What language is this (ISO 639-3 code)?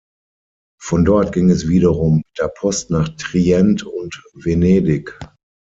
deu